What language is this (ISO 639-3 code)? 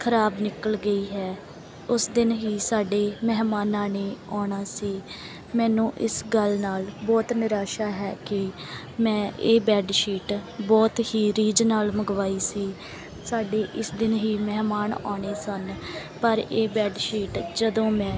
pan